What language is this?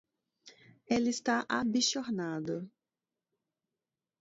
Portuguese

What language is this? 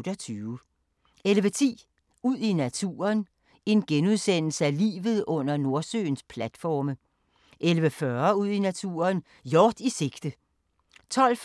Danish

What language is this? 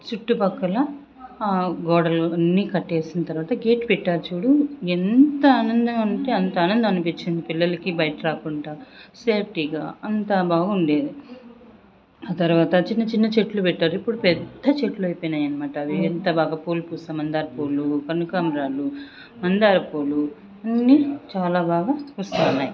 Telugu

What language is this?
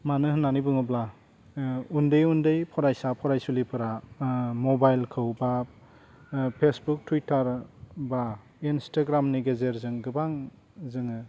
Bodo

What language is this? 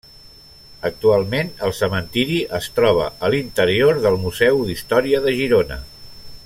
Catalan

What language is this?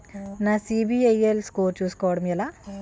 Telugu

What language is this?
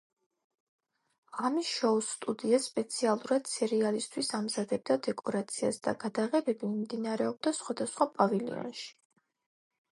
Georgian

